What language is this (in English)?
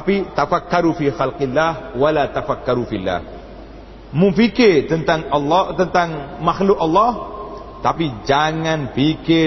Malay